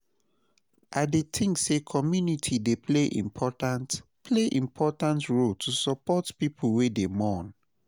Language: Nigerian Pidgin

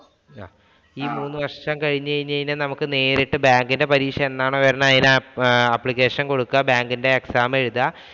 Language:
Malayalam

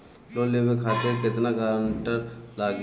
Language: Bhojpuri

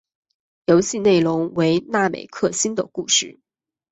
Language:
Chinese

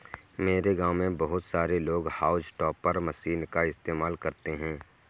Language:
Hindi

